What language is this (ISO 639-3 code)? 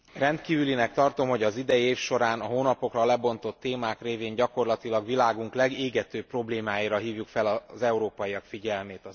hun